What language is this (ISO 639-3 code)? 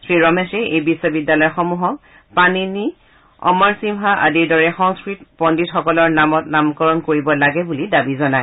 asm